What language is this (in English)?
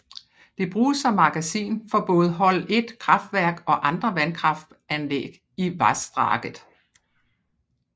Danish